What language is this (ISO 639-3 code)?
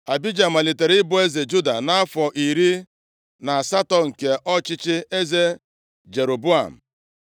ibo